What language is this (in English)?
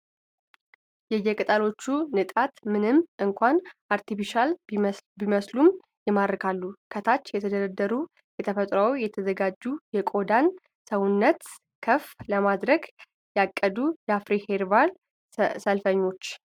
Amharic